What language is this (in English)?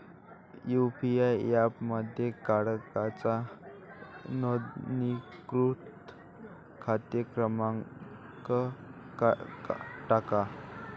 Marathi